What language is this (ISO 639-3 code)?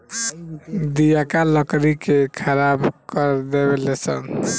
bho